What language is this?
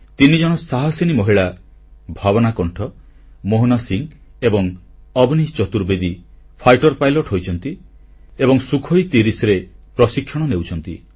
Odia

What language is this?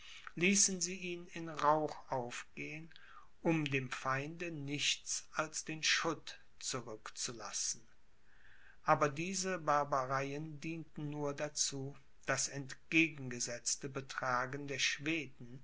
German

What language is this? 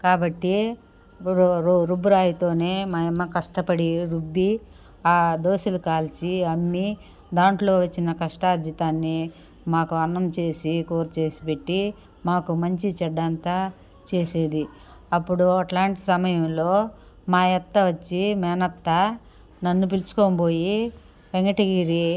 Telugu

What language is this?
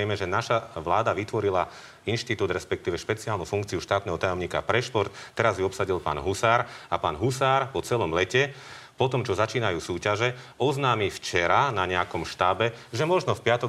Slovak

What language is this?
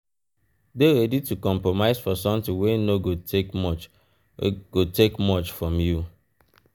Nigerian Pidgin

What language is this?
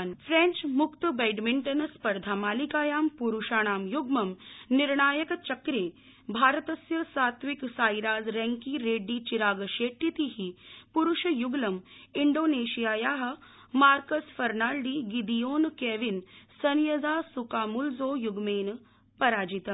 Sanskrit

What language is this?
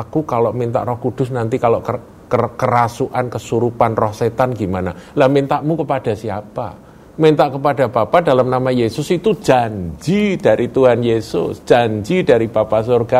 Indonesian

